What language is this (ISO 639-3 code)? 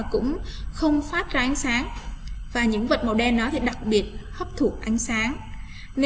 vie